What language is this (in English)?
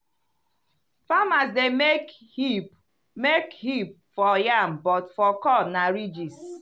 Nigerian Pidgin